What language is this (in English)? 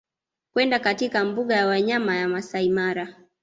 Swahili